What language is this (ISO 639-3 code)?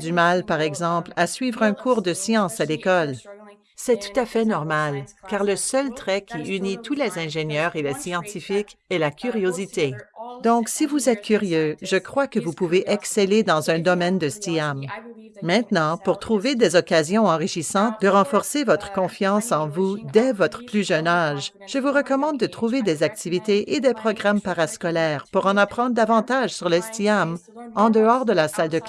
fra